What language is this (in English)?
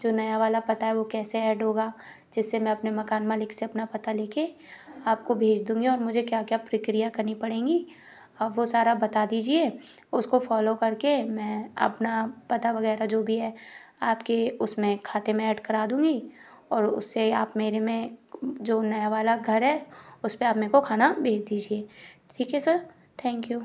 Hindi